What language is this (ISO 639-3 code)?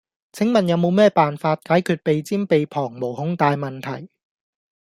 yue